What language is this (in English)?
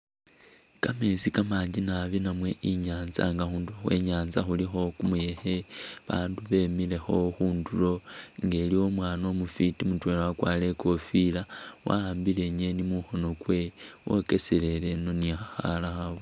Masaaba